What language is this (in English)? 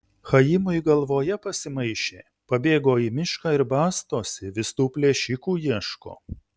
Lithuanian